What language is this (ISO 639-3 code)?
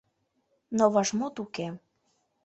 chm